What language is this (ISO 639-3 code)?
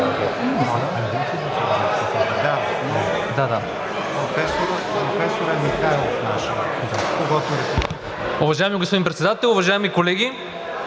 bul